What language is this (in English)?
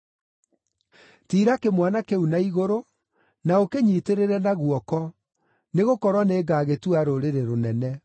Kikuyu